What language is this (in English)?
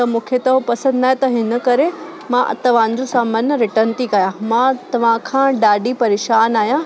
Sindhi